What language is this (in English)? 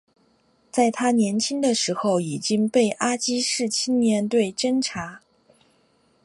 Chinese